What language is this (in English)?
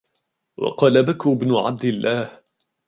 Arabic